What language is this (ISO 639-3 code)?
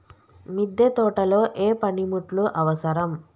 tel